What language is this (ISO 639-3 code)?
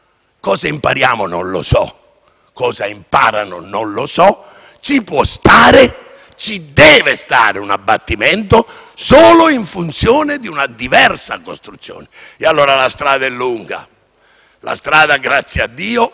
ita